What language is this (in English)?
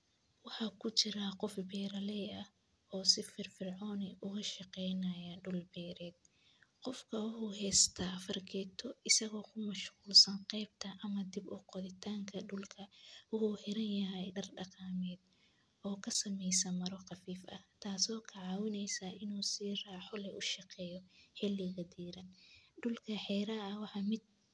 Somali